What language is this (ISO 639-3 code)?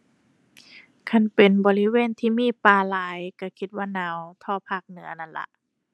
tha